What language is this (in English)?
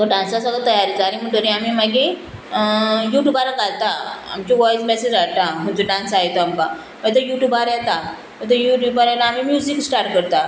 Konkani